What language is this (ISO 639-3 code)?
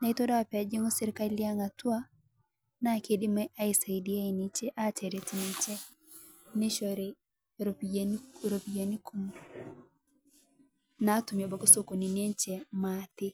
mas